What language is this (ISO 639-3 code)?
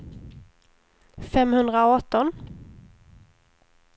swe